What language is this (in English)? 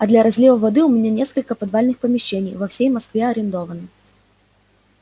Russian